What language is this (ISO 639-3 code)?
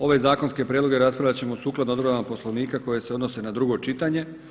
hrv